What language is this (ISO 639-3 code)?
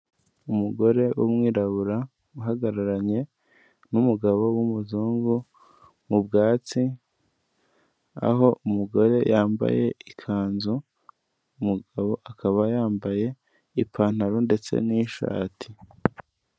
kin